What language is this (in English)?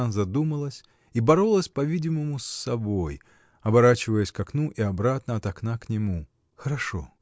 Russian